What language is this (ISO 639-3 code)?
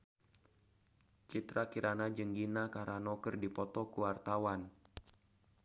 sun